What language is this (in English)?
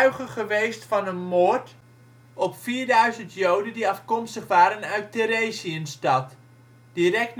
Dutch